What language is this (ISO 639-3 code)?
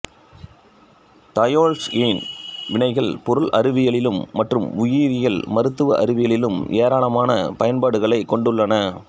tam